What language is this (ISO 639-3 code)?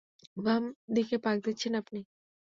ben